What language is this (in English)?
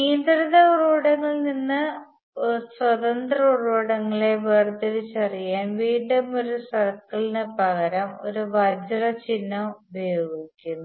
Malayalam